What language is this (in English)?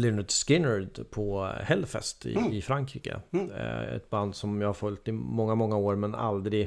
Swedish